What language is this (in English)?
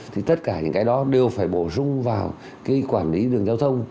Vietnamese